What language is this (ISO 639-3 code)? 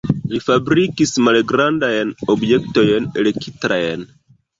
epo